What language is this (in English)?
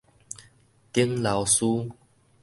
Min Nan Chinese